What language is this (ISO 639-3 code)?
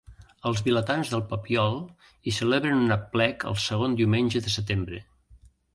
cat